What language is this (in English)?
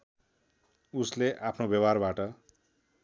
Nepali